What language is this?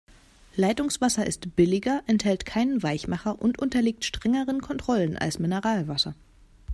German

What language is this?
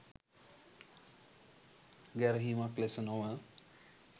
Sinhala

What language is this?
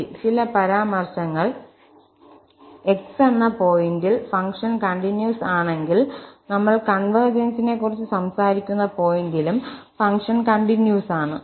Malayalam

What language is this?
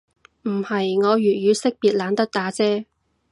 Cantonese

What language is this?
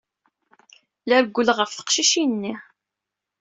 Kabyle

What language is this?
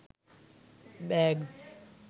Sinhala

